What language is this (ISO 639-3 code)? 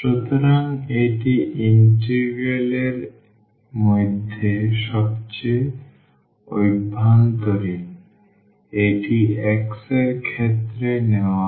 ben